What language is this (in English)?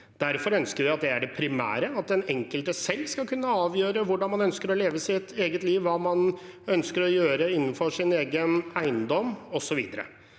Norwegian